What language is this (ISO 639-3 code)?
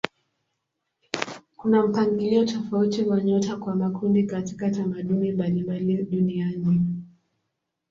swa